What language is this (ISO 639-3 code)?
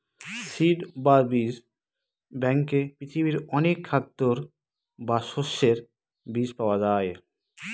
ben